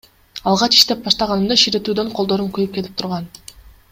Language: Kyrgyz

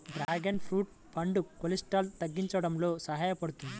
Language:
Telugu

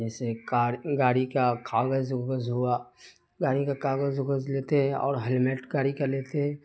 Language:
Urdu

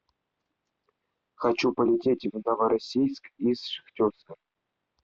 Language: Russian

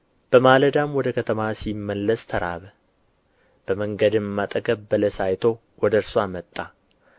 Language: Amharic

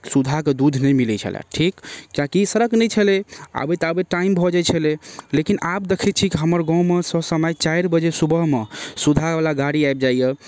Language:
Maithili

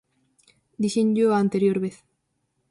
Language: Galician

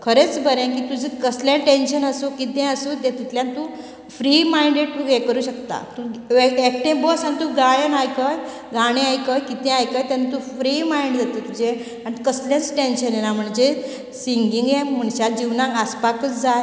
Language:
Konkani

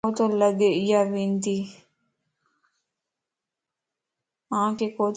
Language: Lasi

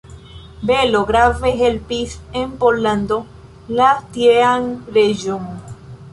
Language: Esperanto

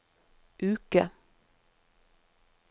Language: Norwegian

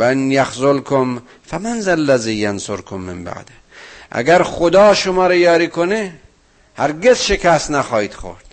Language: Persian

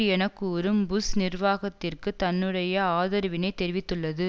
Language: Tamil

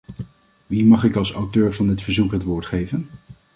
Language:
Dutch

